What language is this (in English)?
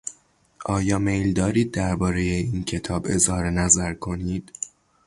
Persian